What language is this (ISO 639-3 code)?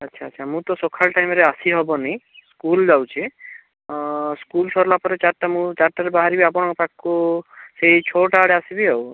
ori